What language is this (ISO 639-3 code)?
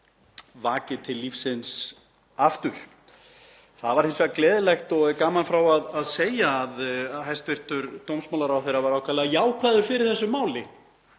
isl